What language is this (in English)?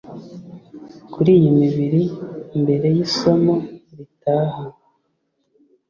Kinyarwanda